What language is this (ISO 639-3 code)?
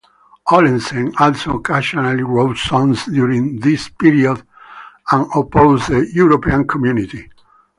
eng